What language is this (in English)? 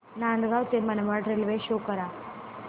Marathi